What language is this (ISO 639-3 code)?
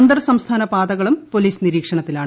mal